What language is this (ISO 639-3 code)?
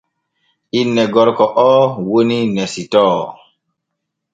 fue